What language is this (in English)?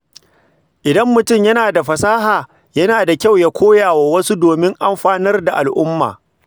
Hausa